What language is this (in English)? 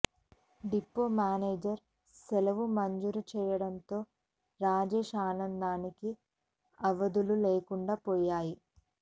Telugu